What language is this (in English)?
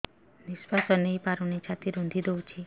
Odia